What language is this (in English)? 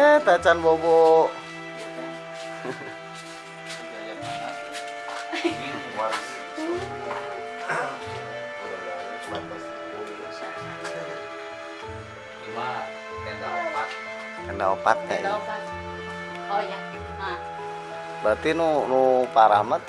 Indonesian